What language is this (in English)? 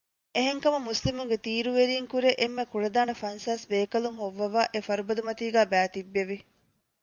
Divehi